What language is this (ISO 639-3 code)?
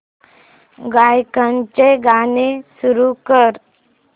mar